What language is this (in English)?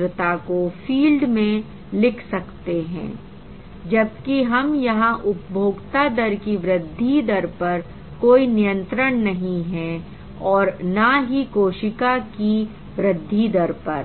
Hindi